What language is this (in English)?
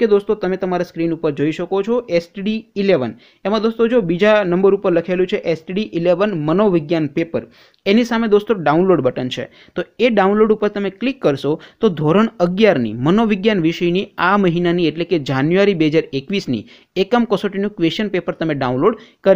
Hindi